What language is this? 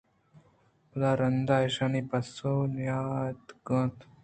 Eastern Balochi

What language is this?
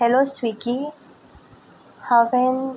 Konkani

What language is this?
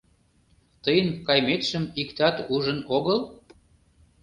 Mari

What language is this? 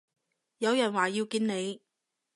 Cantonese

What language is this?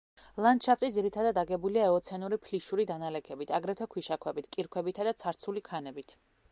Georgian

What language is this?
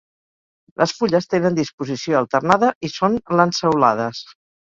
Catalan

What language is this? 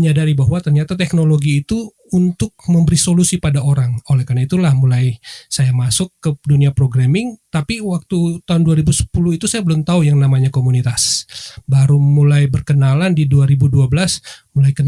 Indonesian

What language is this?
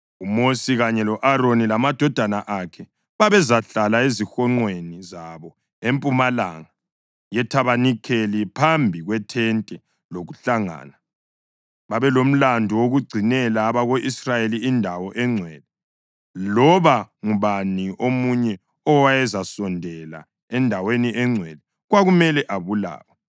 North Ndebele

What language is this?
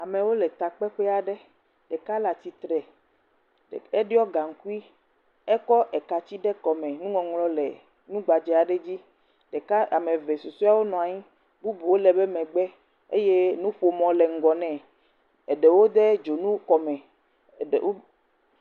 Ewe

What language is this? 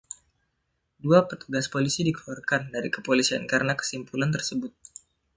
Indonesian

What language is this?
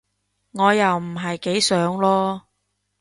Cantonese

